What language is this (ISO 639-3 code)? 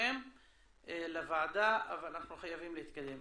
heb